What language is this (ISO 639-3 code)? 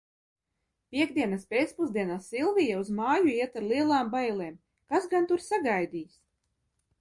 lav